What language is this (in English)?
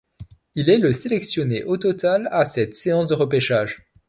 French